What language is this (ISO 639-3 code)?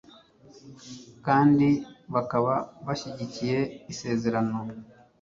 kin